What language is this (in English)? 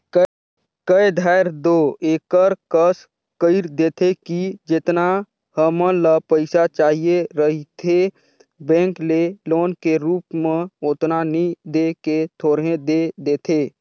Chhattisgarhi